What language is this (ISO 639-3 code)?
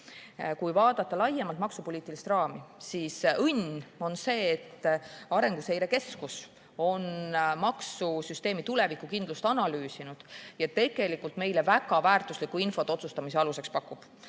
est